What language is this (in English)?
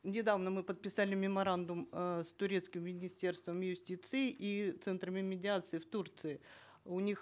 Kazakh